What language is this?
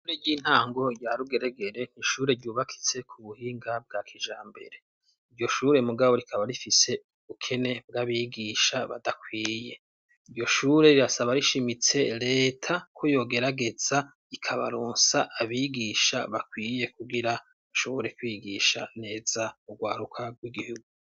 Rundi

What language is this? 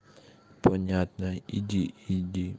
Russian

